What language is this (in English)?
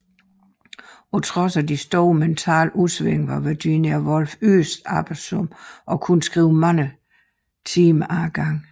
Danish